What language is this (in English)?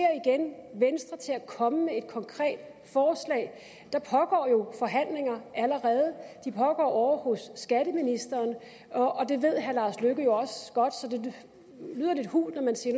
Danish